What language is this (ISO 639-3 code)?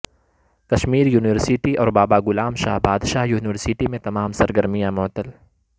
urd